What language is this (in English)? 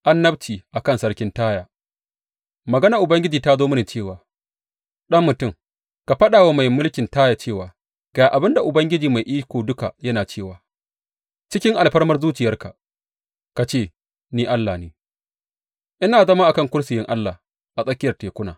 Hausa